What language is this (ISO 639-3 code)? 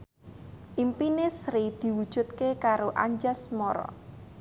jav